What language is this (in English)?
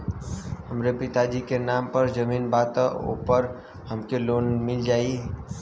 Bhojpuri